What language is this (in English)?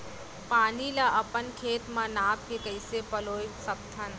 Chhattisgarhi